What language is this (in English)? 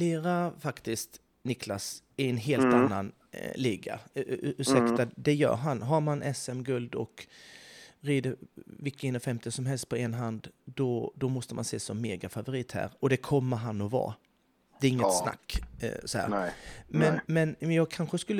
Swedish